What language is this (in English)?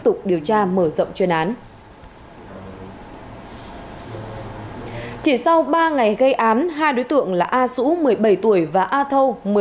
Vietnamese